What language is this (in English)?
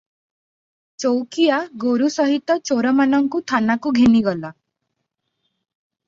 Odia